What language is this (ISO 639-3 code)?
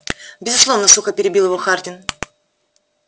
rus